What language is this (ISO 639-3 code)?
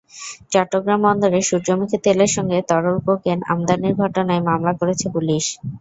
ben